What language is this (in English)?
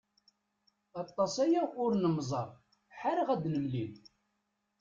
Kabyle